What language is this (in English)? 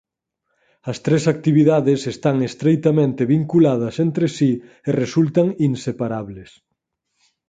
Galician